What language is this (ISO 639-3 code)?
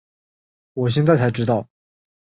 zho